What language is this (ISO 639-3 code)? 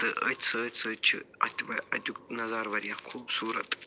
kas